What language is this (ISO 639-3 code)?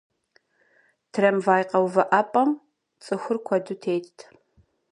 kbd